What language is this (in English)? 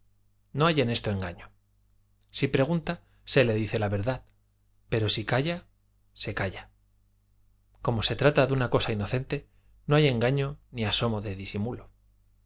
Spanish